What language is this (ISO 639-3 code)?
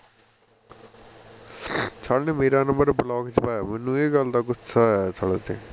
pan